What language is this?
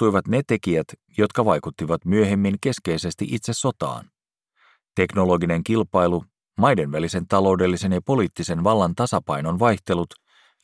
Finnish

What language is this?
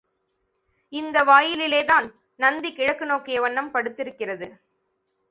Tamil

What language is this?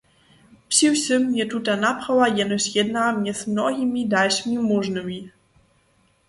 Upper Sorbian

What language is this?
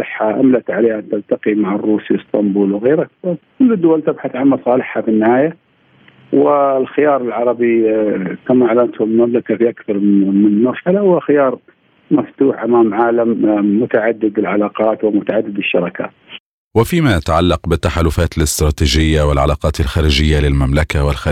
Arabic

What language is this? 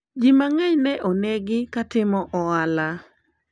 Luo (Kenya and Tanzania)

